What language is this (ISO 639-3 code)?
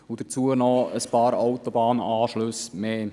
gsw